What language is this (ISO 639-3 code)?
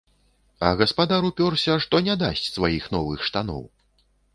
bel